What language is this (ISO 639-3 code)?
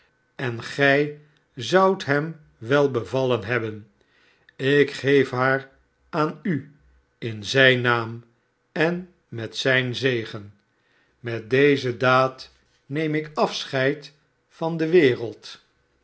nld